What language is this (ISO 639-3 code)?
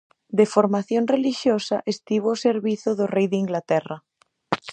glg